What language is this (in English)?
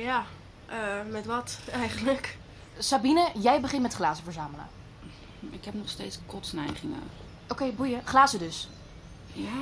Dutch